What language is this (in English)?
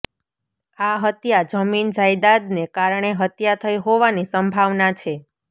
Gujarati